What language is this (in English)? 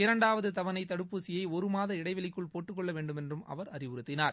Tamil